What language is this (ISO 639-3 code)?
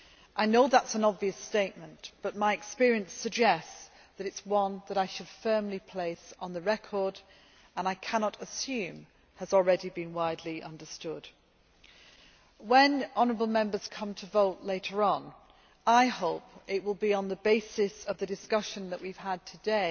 eng